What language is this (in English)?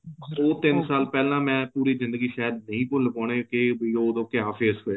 Punjabi